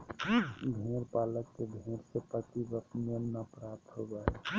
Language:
Magahi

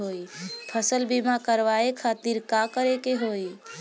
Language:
Bhojpuri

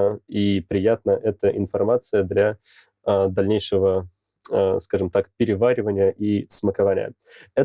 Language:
Russian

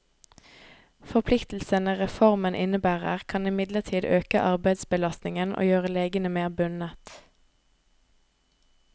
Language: Norwegian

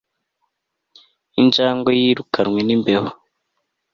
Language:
Kinyarwanda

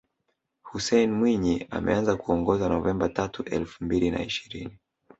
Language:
Swahili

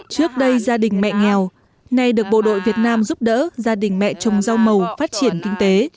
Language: Vietnamese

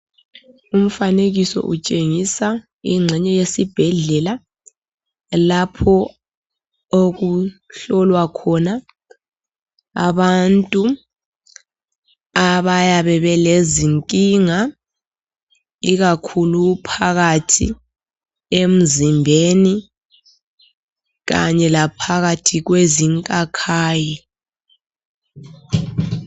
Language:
North Ndebele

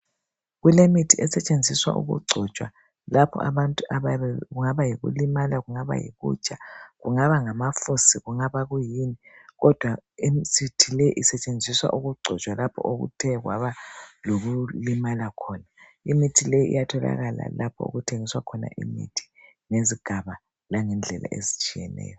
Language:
North Ndebele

